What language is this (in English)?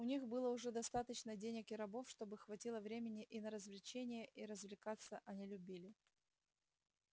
Russian